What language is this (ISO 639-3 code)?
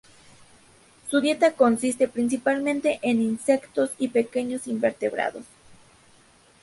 spa